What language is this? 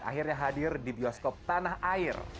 Indonesian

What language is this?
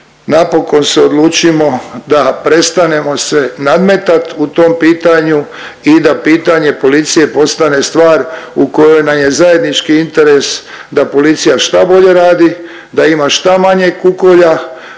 Croatian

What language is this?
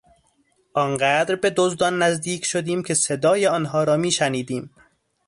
Persian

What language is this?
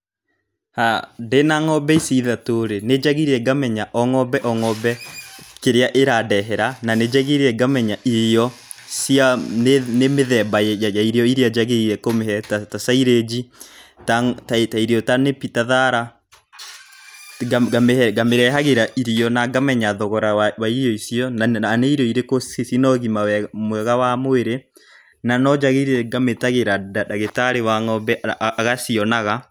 Kikuyu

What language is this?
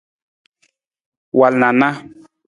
Nawdm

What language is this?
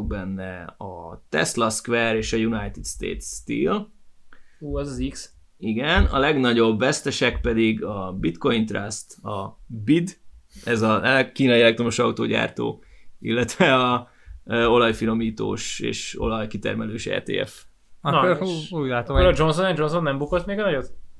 Hungarian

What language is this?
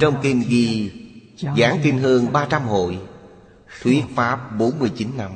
Vietnamese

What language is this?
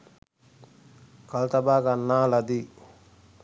Sinhala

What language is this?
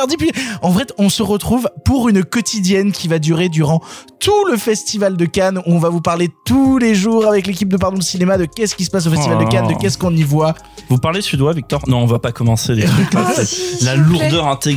French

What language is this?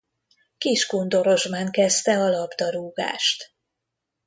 Hungarian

